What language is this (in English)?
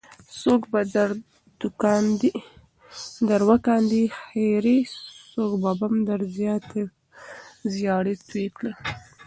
Pashto